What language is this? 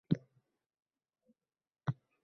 Uzbek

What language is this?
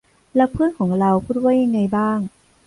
Thai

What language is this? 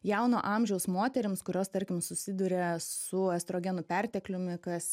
Lithuanian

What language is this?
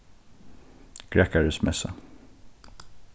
Faroese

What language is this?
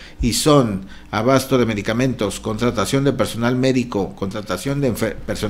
Spanish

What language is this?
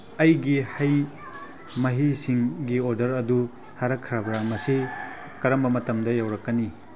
Manipuri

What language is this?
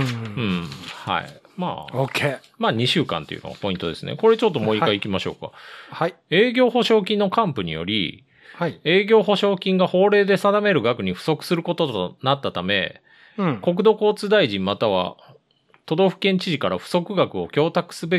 Japanese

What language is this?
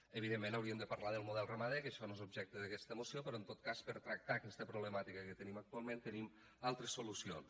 Catalan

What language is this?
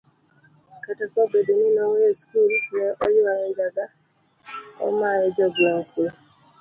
Luo (Kenya and Tanzania)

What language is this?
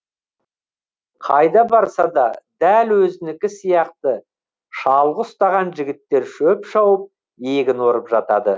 Kazakh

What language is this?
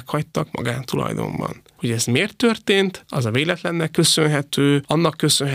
Hungarian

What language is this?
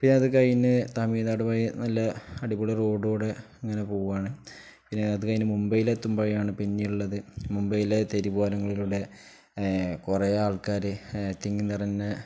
Malayalam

